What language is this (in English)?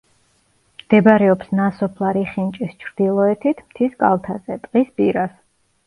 Georgian